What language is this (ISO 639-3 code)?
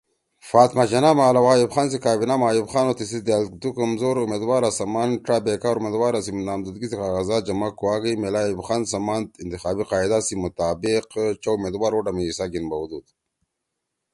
trw